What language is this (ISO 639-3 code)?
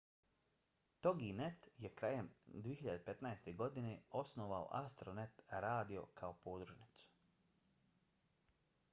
bos